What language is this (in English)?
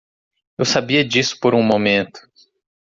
Portuguese